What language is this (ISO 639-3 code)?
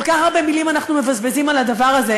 heb